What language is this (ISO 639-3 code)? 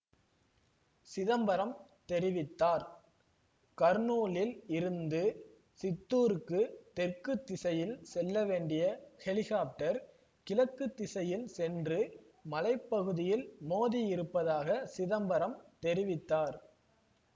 tam